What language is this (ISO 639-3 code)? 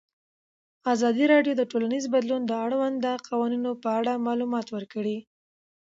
pus